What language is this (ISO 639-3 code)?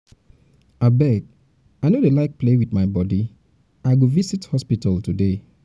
pcm